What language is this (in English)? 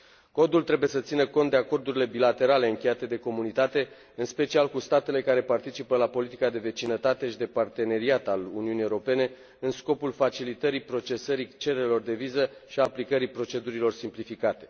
Romanian